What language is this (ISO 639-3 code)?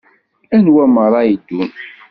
kab